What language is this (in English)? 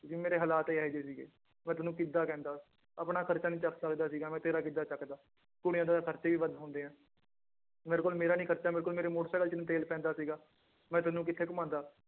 Punjabi